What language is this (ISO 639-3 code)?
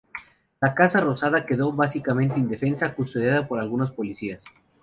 spa